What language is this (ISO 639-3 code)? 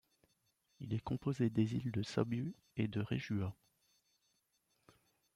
fra